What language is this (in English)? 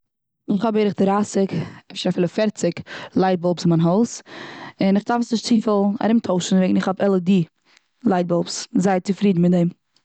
Yiddish